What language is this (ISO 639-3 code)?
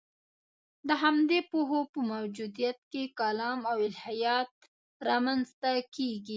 pus